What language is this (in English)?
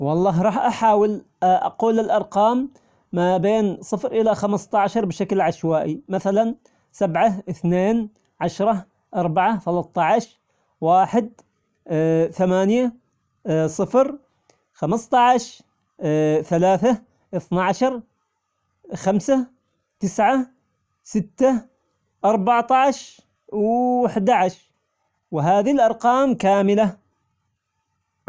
Omani Arabic